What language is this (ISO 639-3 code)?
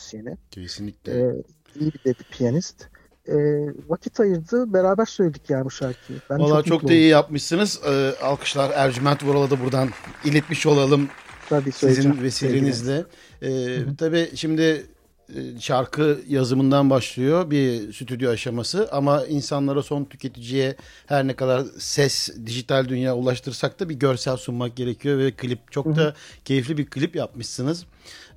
tur